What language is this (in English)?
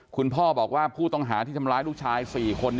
Thai